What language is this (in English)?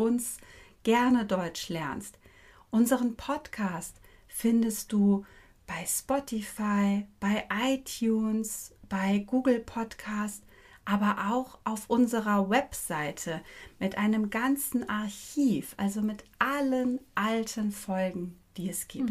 German